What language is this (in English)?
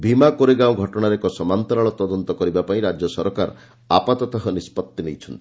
Odia